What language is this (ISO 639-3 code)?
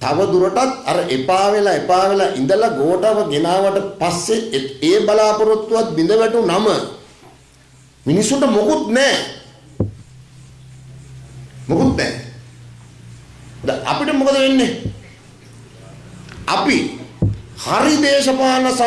ind